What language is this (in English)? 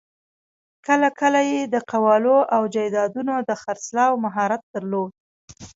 Pashto